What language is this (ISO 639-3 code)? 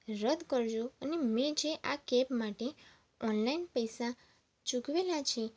guj